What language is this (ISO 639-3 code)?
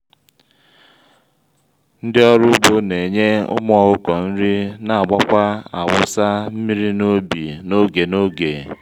ibo